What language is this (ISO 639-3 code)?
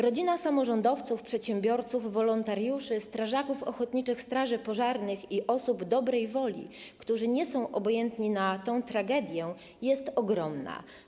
pol